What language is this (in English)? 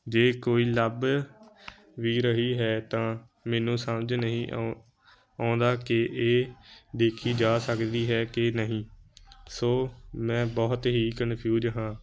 Punjabi